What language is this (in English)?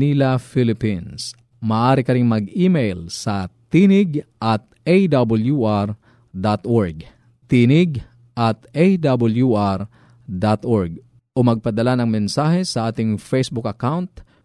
Filipino